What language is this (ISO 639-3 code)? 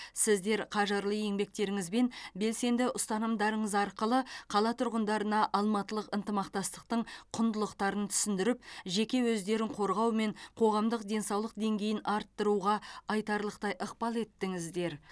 kaz